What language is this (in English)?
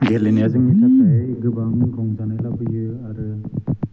Bodo